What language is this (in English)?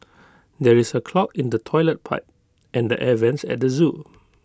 English